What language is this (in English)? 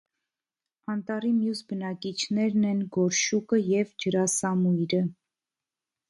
Armenian